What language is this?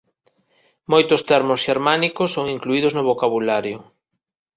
Galician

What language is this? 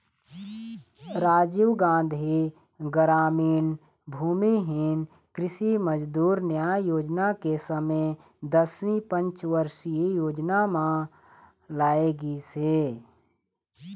Chhattisgarhi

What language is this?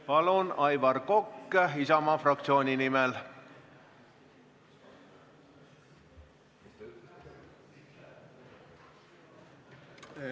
Estonian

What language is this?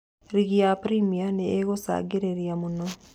Kikuyu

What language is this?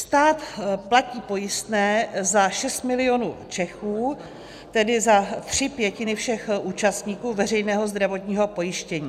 Czech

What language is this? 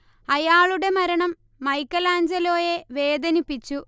Malayalam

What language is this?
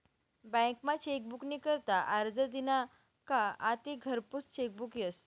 Marathi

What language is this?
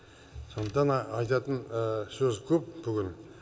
Kazakh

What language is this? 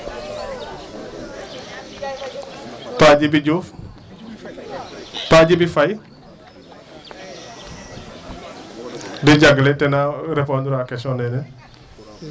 Serer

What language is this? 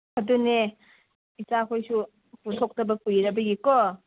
Manipuri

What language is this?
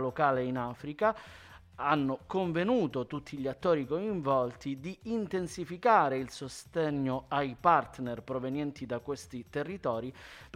Italian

